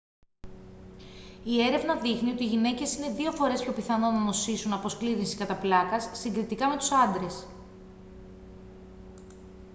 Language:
Greek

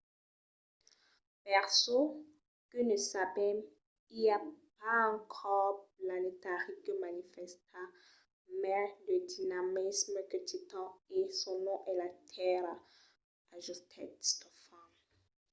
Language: Occitan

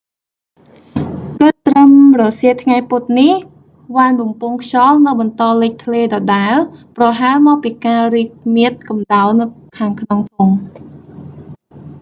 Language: Khmer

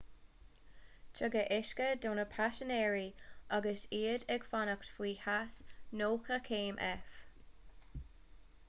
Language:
Irish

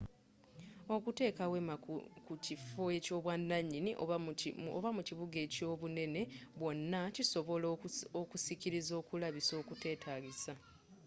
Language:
Ganda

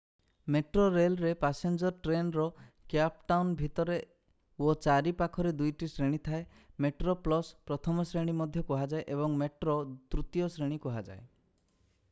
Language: Odia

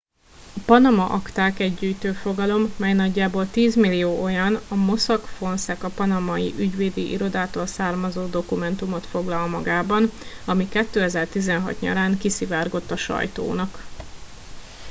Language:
Hungarian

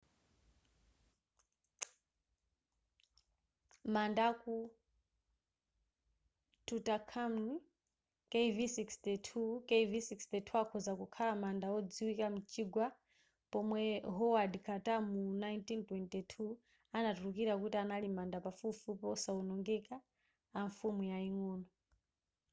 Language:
Nyanja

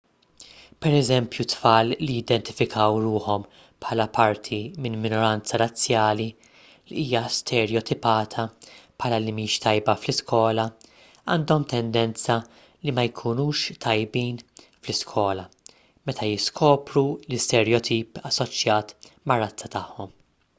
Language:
Maltese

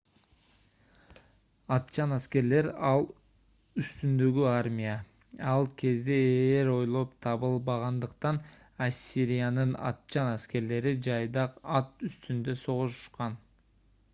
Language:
Kyrgyz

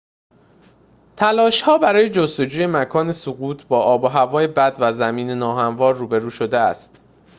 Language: Persian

